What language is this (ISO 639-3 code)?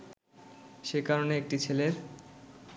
ben